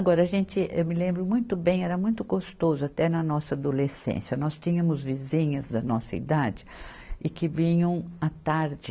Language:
Portuguese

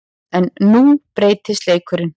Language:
Icelandic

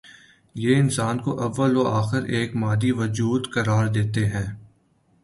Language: Urdu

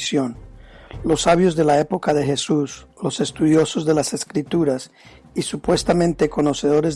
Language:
Spanish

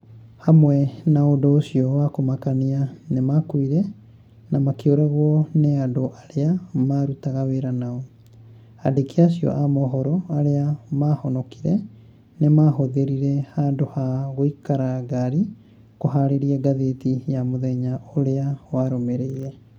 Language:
Kikuyu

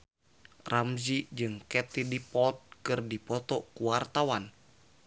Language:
Sundanese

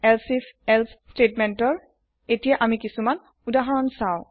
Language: Assamese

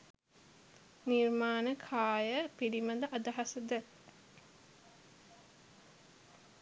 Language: Sinhala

